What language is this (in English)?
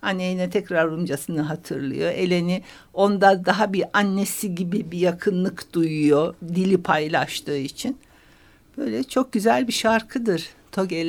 Turkish